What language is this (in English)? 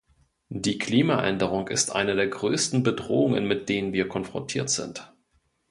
German